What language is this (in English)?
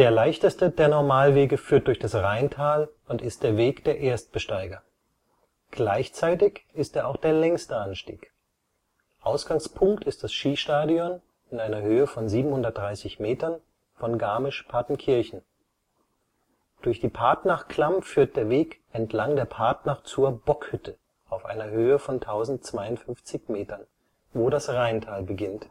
German